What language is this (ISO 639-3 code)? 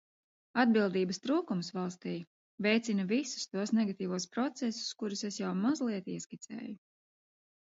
lav